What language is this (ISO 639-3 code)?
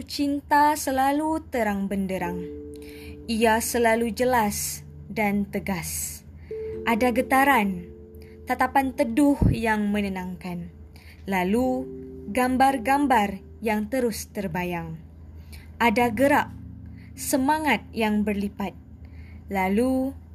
msa